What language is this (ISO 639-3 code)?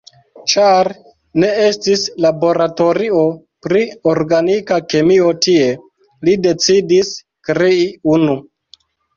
epo